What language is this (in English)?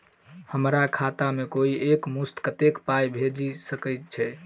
Maithili